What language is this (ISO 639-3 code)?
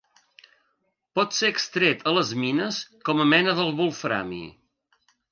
cat